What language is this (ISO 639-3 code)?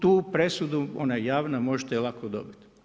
hrv